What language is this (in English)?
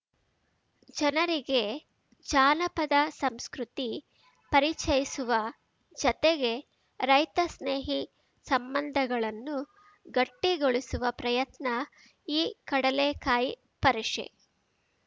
Kannada